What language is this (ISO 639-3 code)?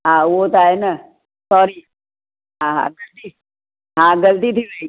snd